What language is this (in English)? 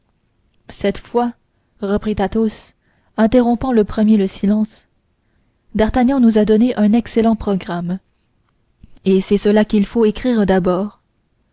French